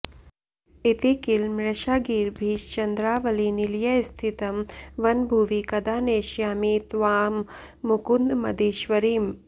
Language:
Sanskrit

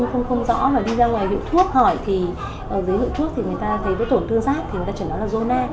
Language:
Vietnamese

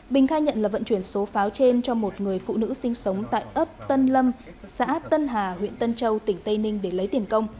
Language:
Vietnamese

